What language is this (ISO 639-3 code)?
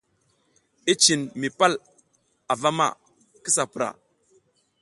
giz